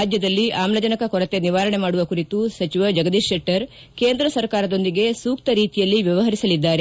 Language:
Kannada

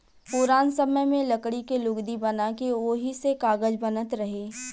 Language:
Bhojpuri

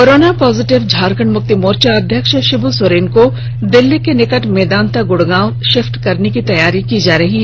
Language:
Hindi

